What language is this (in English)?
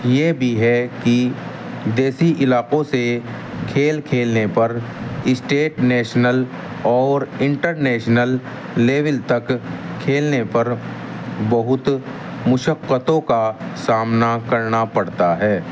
Urdu